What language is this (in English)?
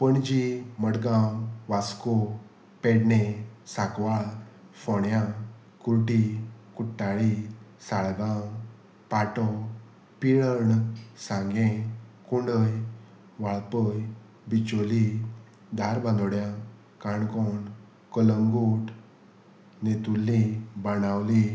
Konkani